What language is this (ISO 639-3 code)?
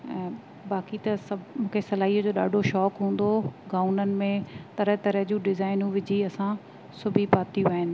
snd